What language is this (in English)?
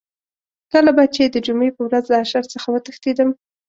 Pashto